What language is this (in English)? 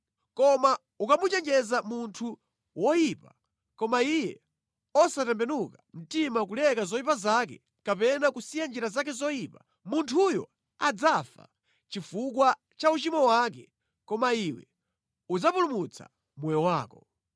Nyanja